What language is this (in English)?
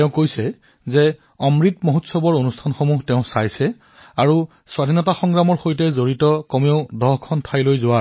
Assamese